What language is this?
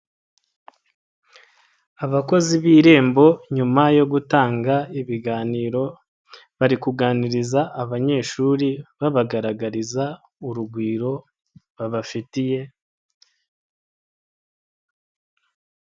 Kinyarwanda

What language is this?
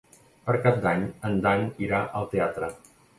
Catalan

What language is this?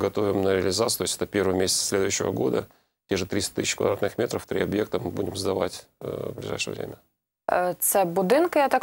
Russian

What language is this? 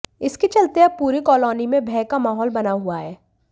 Hindi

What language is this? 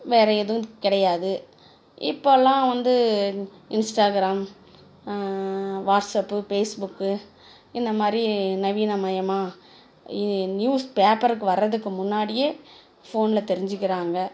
Tamil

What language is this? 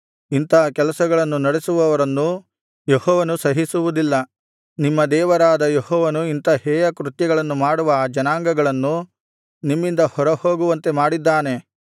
Kannada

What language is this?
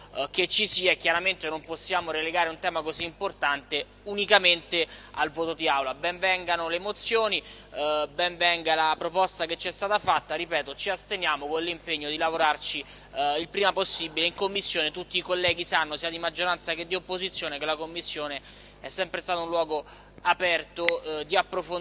Italian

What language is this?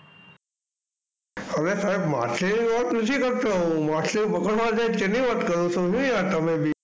Gujarati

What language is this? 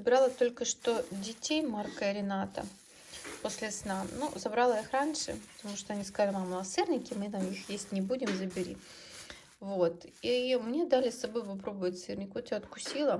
Russian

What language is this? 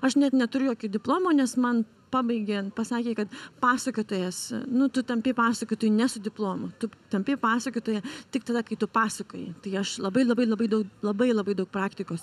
Lithuanian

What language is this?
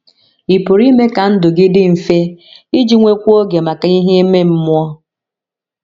Igbo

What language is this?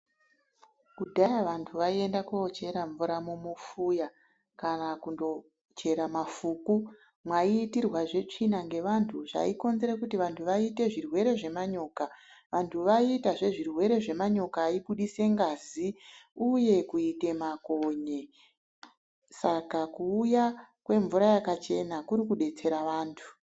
Ndau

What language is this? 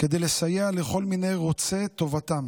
Hebrew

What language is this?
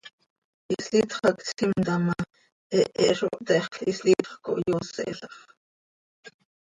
Seri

